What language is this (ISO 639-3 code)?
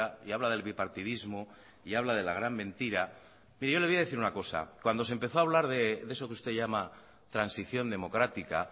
spa